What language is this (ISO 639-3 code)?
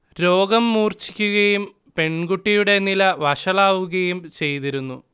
mal